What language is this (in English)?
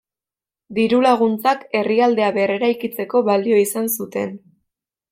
Basque